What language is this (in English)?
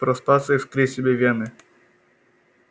Russian